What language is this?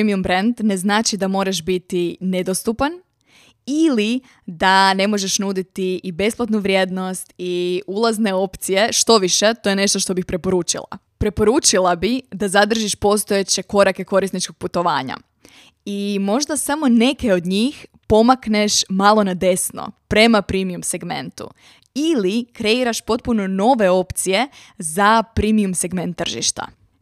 Croatian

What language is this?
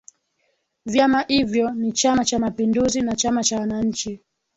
Swahili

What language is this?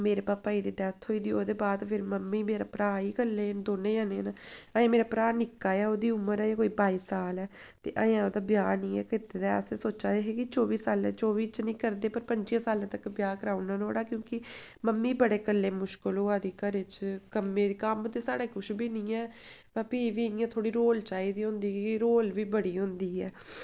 Dogri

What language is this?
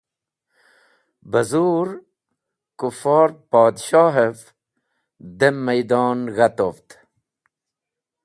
Wakhi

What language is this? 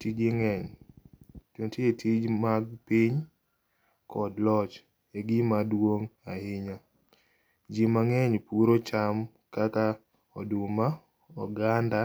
Luo (Kenya and Tanzania)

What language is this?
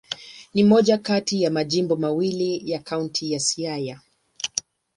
Swahili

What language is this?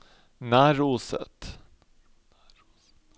Norwegian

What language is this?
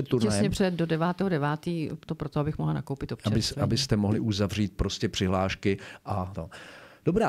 Czech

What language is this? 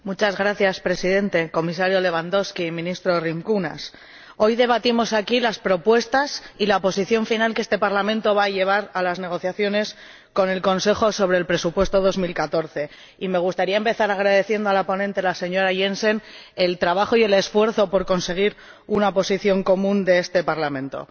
Spanish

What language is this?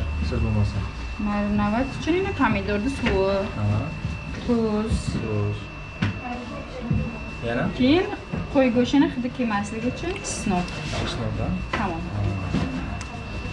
Turkish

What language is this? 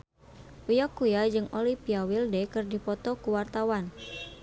Sundanese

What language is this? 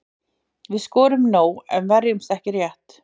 Icelandic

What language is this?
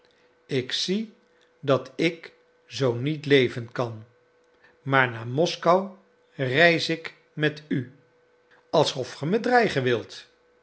Dutch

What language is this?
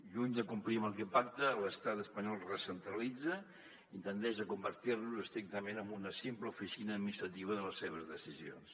Catalan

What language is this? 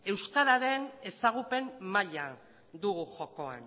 Basque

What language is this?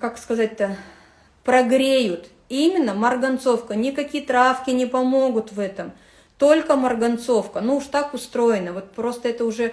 Russian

